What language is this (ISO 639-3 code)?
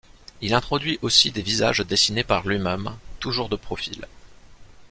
fra